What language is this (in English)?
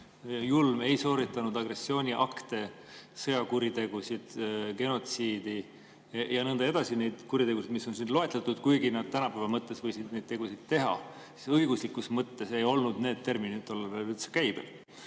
Estonian